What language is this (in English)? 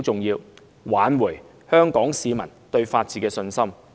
Cantonese